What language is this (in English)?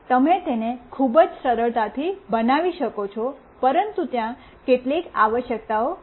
Gujarati